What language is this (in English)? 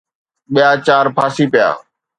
Sindhi